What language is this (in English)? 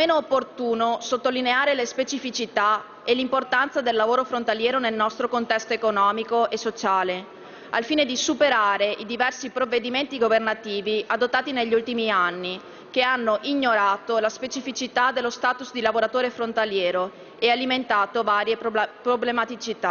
Italian